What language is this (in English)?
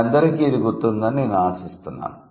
Telugu